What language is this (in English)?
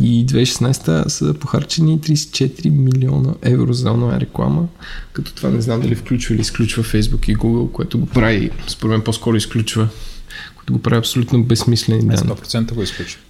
Bulgarian